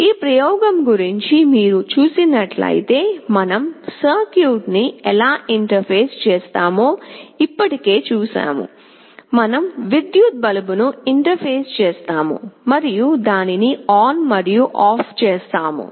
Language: Telugu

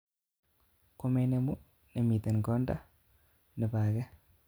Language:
Kalenjin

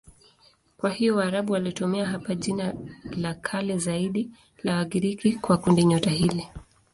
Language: Swahili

